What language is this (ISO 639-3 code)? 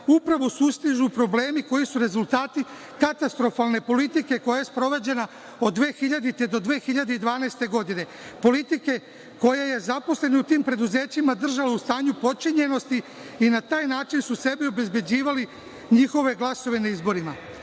srp